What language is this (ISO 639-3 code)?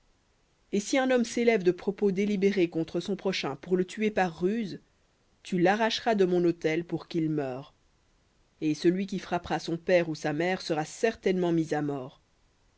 fra